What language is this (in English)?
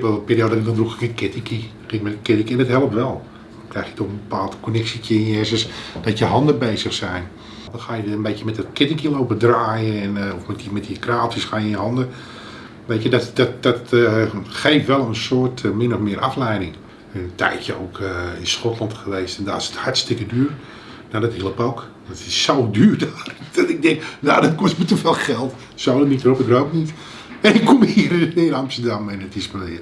Dutch